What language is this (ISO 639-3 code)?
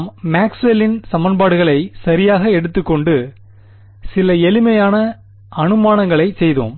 tam